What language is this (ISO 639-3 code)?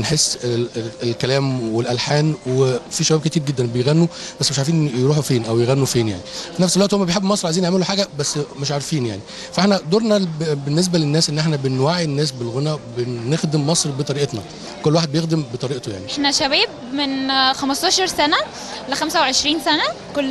ara